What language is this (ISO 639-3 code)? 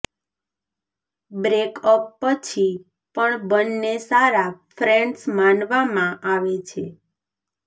guj